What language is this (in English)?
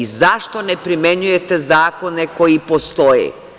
Serbian